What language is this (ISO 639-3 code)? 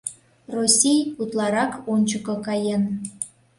chm